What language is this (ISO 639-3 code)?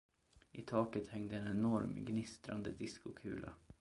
swe